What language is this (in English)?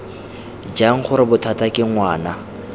Tswana